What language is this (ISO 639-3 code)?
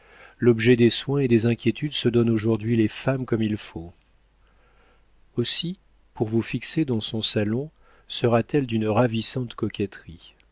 fra